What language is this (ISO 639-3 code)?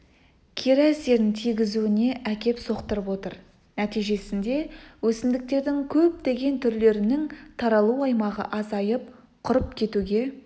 kaz